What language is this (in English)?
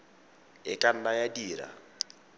Tswana